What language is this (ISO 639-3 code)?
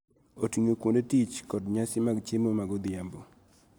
luo